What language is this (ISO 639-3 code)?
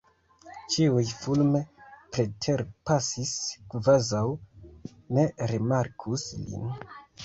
epo